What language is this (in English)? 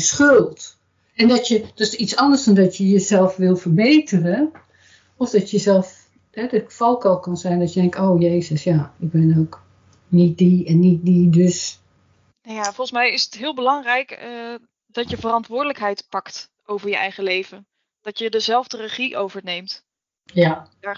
Dutch